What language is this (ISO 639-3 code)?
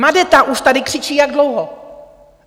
ces